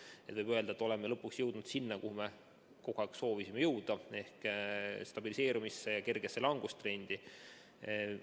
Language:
Estonian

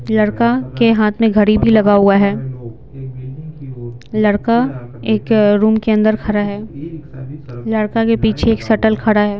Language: Hindi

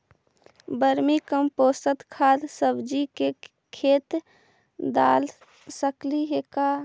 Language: Magahi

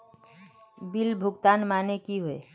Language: Magahi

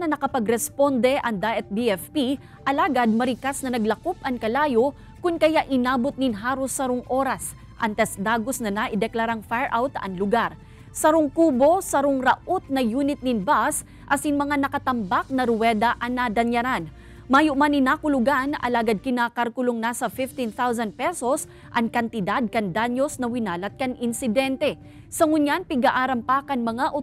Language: Filipino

